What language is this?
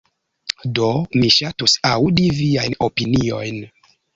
Esperanto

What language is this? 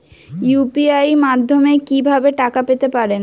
Bangla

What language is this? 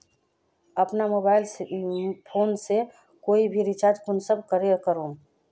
Magahi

